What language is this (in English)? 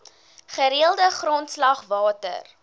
Afrikaans